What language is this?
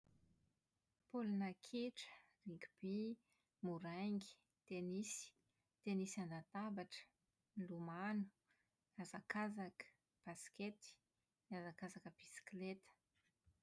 Malagasy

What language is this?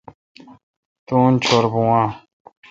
Kalkoti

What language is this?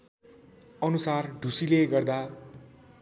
Nepali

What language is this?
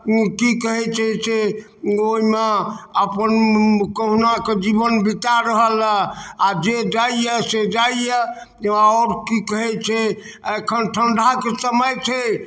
Maithili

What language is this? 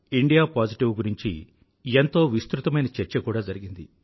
Telugu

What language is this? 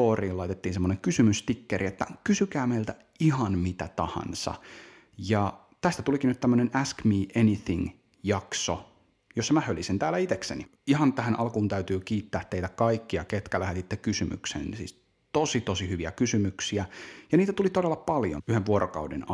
Finnish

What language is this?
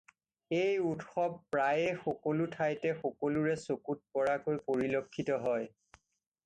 Assamese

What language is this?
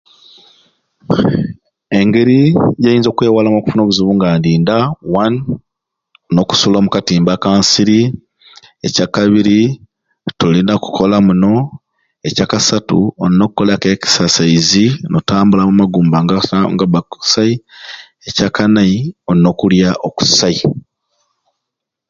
Ruuli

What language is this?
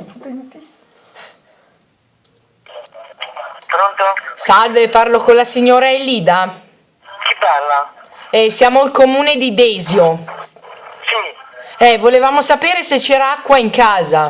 Italian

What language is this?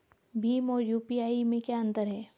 Hindi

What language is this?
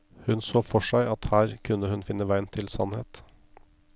Norwegian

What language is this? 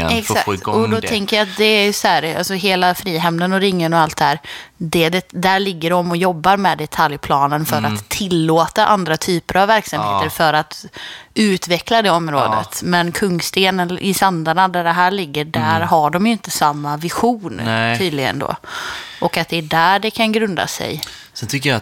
Swedish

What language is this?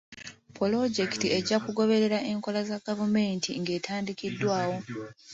Ganda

